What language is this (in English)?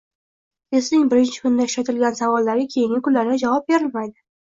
Uzbek